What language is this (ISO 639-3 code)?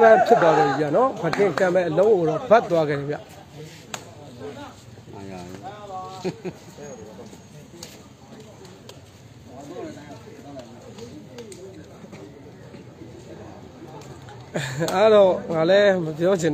ara